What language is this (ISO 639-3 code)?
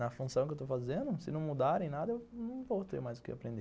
por